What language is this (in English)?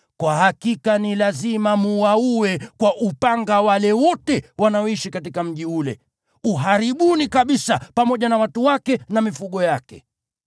Swahili